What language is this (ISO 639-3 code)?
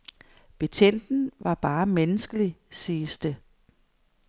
dan